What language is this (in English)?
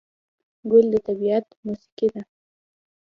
Pashto